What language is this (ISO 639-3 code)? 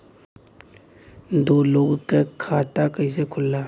bho